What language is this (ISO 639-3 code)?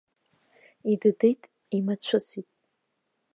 abk